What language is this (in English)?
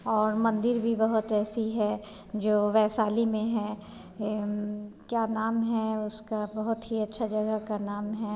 Hindi